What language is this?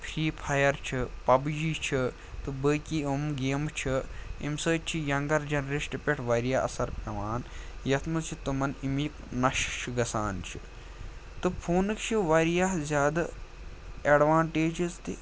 Kashmiri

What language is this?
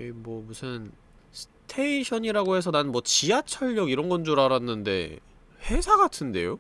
Korean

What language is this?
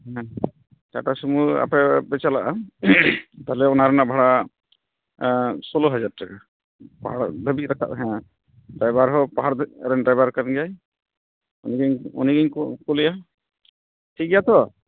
Santali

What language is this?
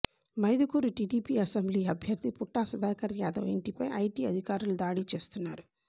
Telugu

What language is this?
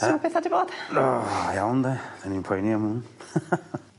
Welsh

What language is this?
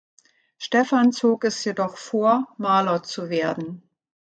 German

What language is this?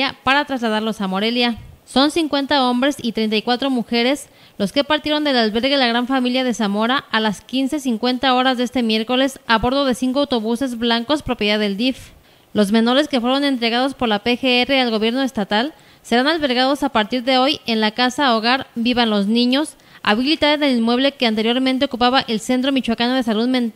Spanish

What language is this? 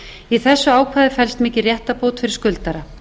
Icelandic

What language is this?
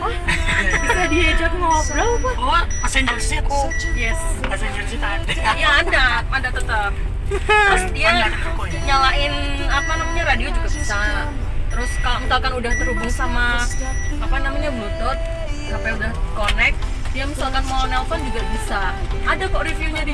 Indonesian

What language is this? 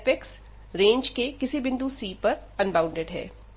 Hindi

